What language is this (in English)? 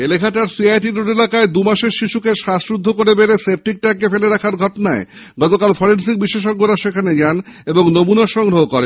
Bangla